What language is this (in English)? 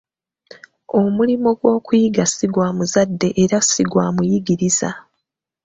Ganda